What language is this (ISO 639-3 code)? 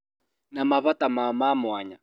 kik